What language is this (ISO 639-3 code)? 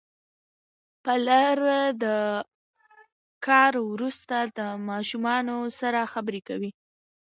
pus